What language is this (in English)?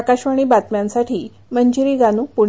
Marathi